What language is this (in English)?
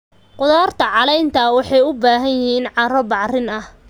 Somali